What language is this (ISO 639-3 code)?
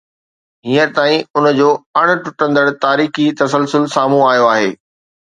snd